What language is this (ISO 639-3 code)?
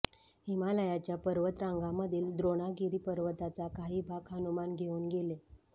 mar